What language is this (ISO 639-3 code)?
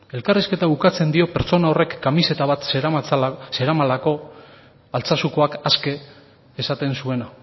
eus